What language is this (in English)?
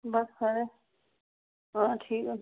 Dogri